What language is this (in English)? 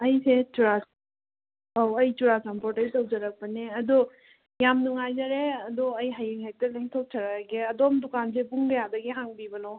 Manipuri